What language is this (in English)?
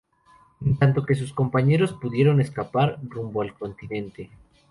Spanish